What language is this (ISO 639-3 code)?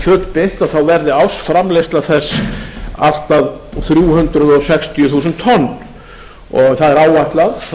isl